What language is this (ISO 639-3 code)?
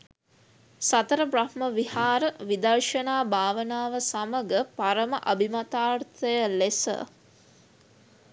sin